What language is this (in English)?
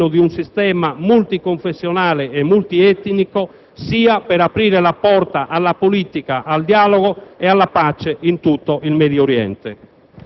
Italian